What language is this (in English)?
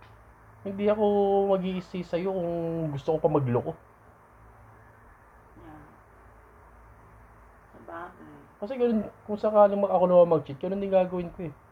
Filipino